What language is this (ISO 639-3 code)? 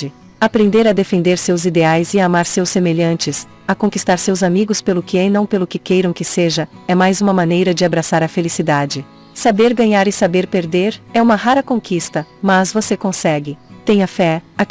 por